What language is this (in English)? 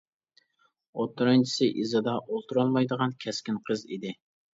Uyghur